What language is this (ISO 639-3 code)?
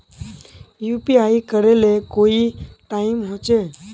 mag